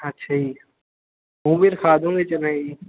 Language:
Punjabi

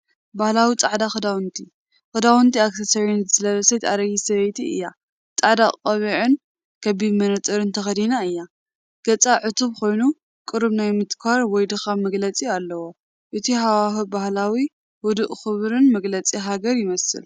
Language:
Tigrinya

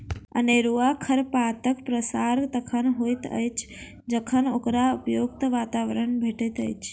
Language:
Maithili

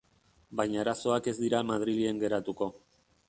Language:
Basque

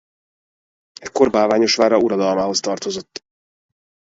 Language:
Hungarian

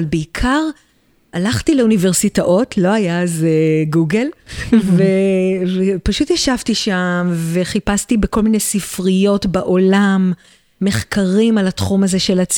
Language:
Hebrew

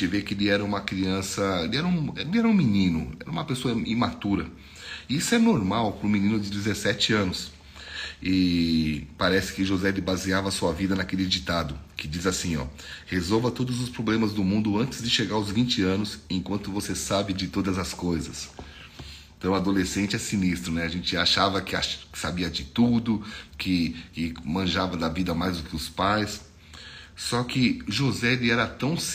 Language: Portuguese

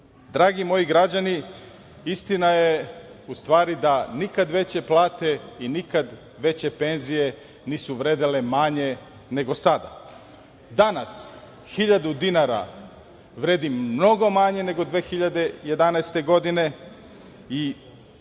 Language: Serbian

